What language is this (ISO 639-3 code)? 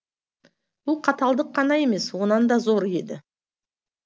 kaz